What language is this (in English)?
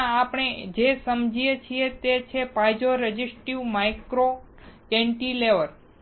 Gujarati